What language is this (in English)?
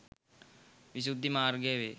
Sinhala